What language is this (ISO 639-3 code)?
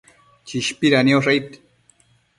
mcf